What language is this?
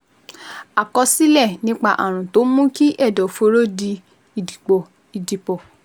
Yoruba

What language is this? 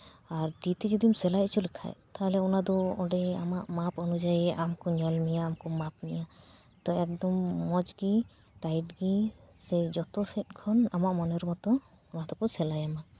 Santali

